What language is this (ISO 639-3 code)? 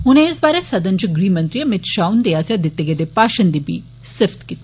doi